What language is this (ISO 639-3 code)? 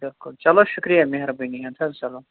kas